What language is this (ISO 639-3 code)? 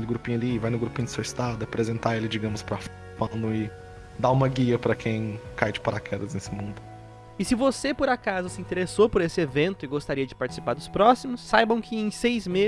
por